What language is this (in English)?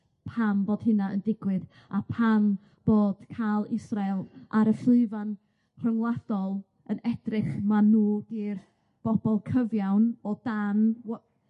Welsh